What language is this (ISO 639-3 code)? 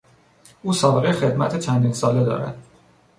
fas